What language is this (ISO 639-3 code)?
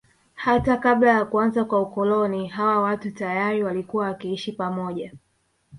swa